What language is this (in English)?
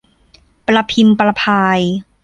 Thai